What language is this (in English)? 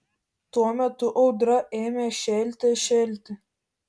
Lithuanian